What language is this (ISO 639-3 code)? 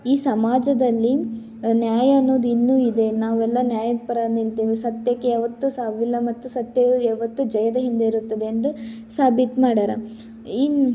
kan